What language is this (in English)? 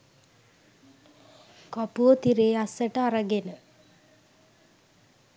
Sinhala